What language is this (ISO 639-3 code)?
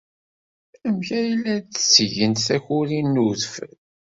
kab